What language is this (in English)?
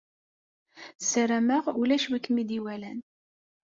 Kabyle